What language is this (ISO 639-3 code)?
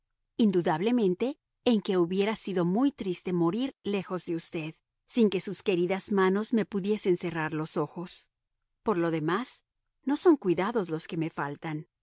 spa